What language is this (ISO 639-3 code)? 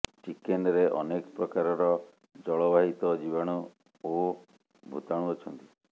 ori